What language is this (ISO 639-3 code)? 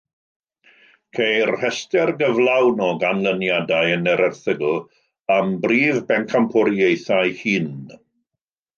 cym